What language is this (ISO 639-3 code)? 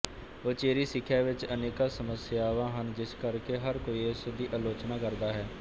pan